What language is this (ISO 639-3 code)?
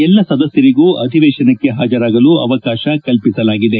kan